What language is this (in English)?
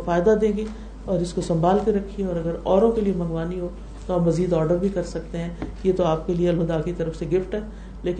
Urdu